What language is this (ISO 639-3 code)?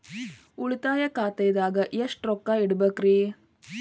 kan